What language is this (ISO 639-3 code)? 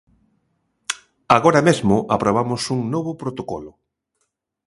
glg